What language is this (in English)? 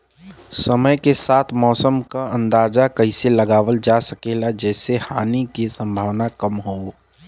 Bhojpuri